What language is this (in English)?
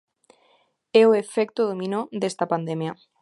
Galician